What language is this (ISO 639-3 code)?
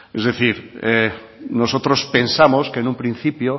spa